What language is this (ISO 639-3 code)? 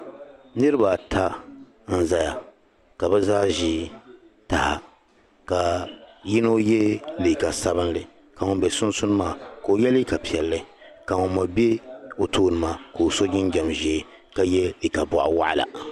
dag